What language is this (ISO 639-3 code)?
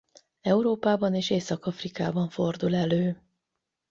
hun